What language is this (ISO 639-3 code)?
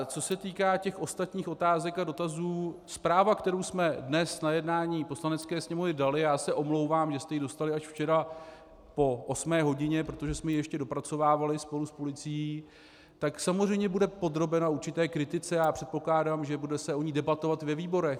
ces